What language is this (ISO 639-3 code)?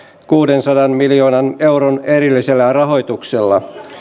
fin